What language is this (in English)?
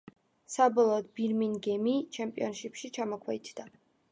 Georgian